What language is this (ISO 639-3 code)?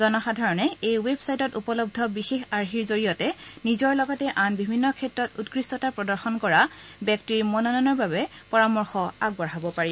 asm